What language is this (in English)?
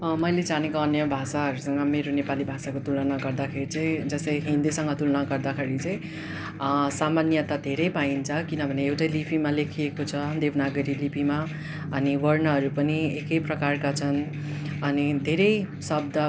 Nepali